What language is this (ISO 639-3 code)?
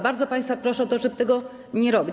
pol